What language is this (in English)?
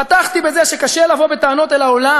Hebrew